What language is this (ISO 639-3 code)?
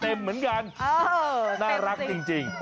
tha